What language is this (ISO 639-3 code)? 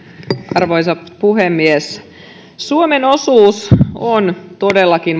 fin